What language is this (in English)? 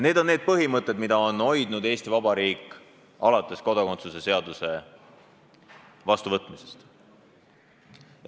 Estonian